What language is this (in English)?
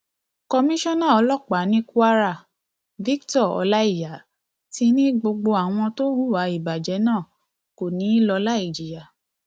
Yoruba